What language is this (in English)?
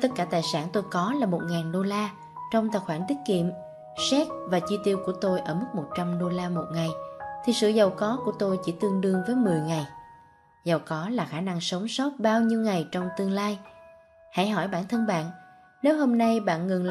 Vietnamese